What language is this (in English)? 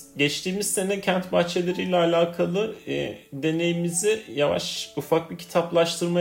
Turkish